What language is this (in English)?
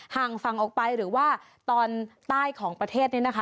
Thai